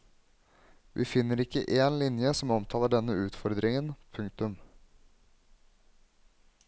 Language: Norwegian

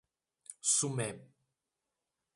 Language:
Portuguese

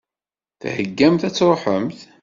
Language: Kabyle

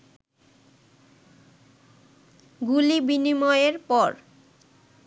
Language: Bangla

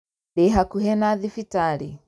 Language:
Kikuyu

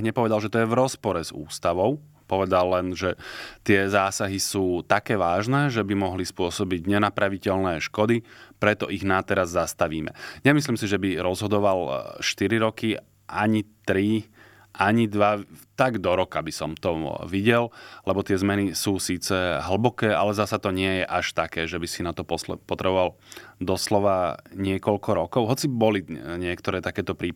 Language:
Slovak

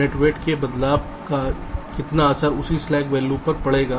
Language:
Hindi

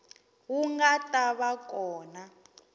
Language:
Tsonga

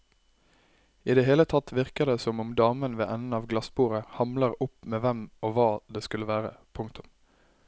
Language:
Norwegian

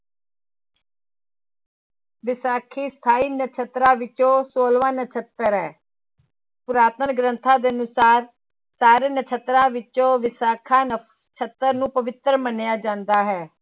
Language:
Punjabi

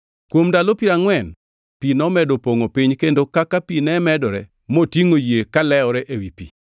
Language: Luo (Kenya and Tanzania)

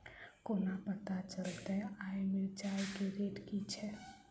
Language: Maithili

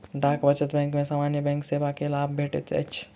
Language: Maithili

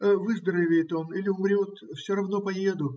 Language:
Russian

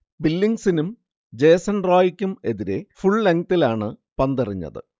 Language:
Malayalam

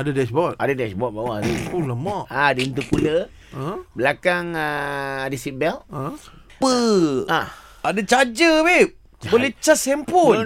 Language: Malay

